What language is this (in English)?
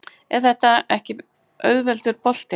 Icelandic